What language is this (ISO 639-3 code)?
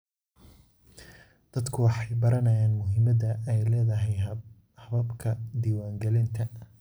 som